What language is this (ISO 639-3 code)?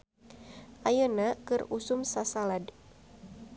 sun